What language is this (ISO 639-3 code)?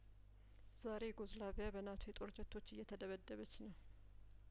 amh